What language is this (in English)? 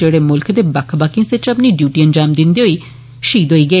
Dogri